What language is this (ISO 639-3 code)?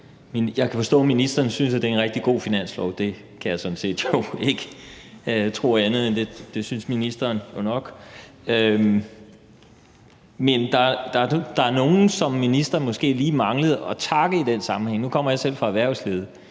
dan